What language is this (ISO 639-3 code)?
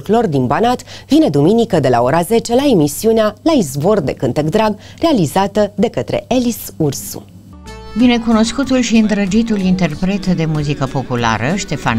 ron